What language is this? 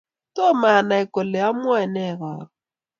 Kalenjin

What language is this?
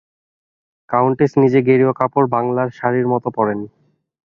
Bangla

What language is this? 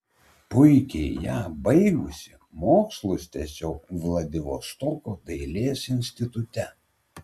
Lithuanian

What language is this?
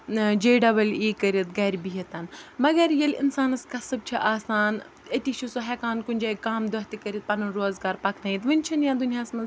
Kashmiri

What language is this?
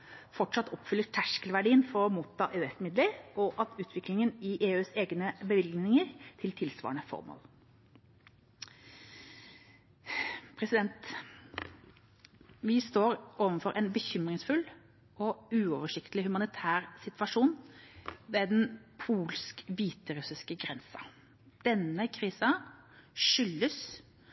Norwegian Bokmål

